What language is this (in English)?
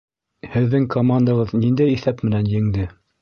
Bashkir